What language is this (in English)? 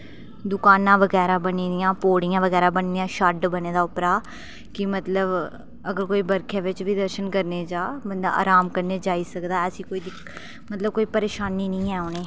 Dogri